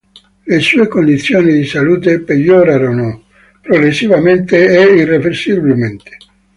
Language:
Italian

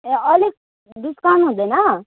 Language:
Nepali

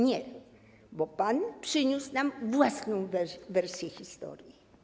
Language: Polish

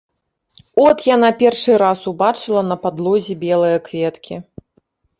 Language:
Belarusian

